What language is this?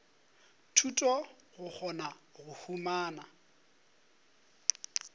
Northern Sotho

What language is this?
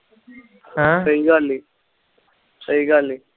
Punjabi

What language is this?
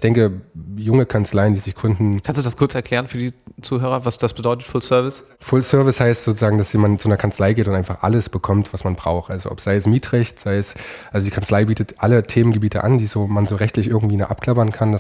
German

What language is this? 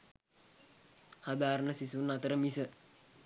Sinhala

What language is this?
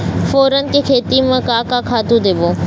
Chhattisgarhi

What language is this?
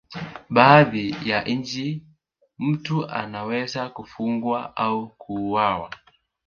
Swahili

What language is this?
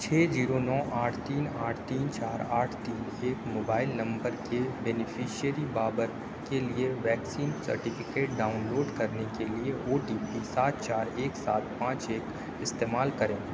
Urdu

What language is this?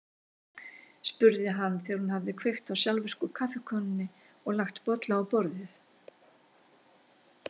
Icelandic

